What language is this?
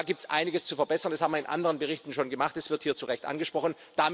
German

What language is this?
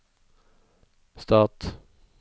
Norwegian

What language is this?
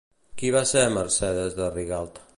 Catalan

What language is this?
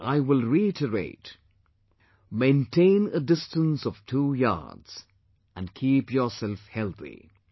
English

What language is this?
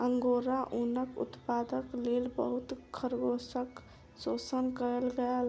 Maithili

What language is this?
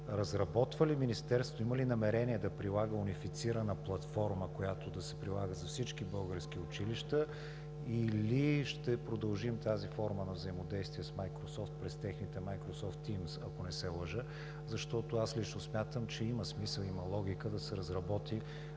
Bulgarian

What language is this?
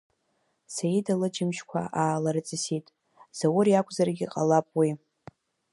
Abkhazian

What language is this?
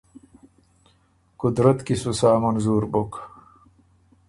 Ormuri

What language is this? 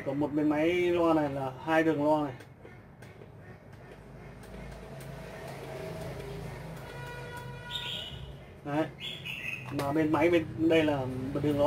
Vietnamese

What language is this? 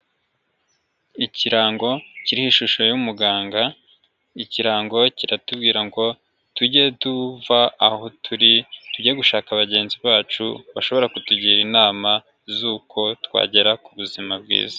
Kinyarwanda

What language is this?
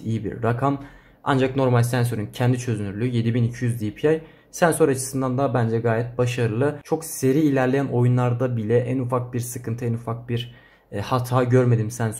Turkish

